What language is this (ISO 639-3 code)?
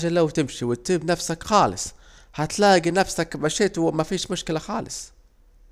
aec